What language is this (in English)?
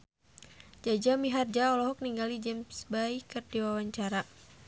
Sundanese